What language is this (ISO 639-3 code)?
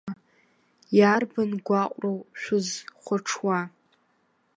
abk